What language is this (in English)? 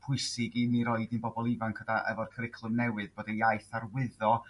Welsh